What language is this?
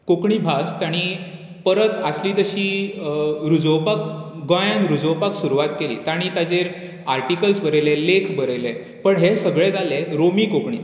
Konkani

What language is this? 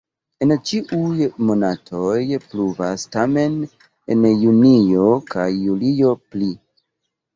Esperanto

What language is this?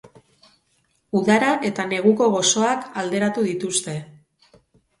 Basque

